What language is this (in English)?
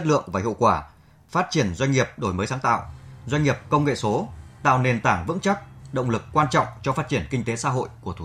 Vietnamese